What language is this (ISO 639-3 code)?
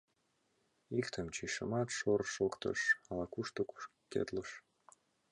chm